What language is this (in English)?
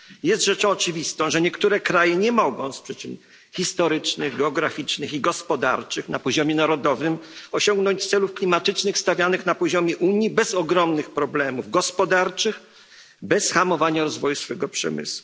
Polish